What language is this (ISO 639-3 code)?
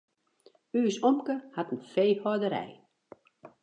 fry